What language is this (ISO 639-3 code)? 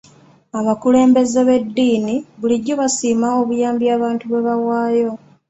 lug